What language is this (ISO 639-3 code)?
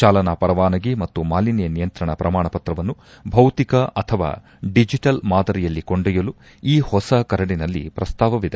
kan